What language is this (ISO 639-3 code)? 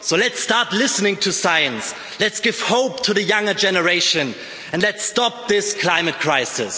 eng